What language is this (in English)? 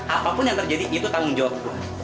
Indonesian